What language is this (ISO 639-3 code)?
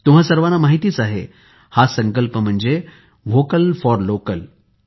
mar